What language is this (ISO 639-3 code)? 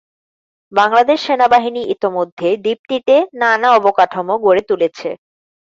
ben